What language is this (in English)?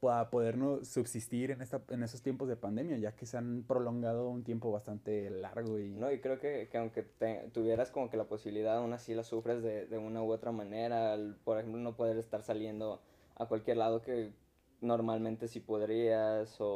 Spanish